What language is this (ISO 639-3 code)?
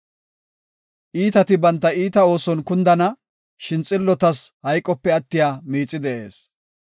gof